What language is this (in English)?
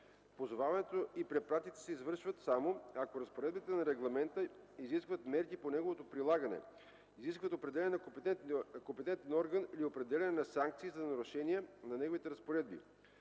Bulgarian